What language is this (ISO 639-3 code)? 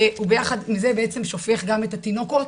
heb